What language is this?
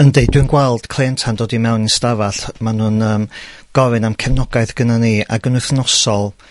Welsh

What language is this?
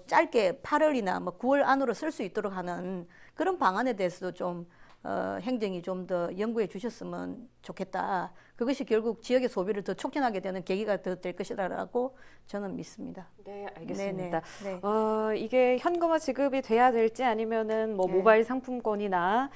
Korean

